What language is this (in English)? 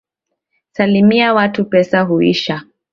Swahili